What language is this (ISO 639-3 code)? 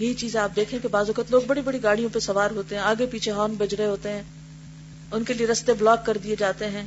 urd